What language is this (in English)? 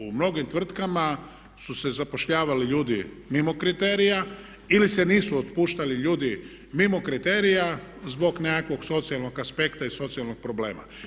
Croatian